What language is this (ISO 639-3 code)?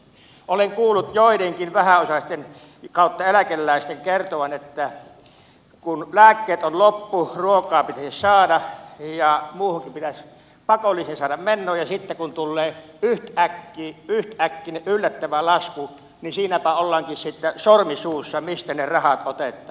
fin